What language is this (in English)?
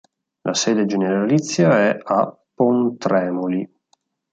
Italian